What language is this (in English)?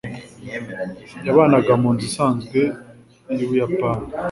Kinyarwanda